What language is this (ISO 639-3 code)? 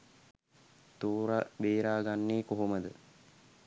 sin